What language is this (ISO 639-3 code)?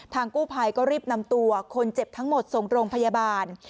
tha